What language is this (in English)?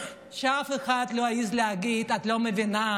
Hebrew